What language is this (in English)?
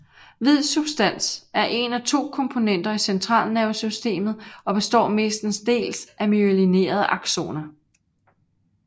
Danish